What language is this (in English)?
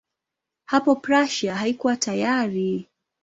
Swahili